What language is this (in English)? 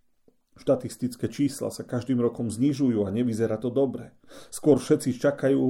Slovak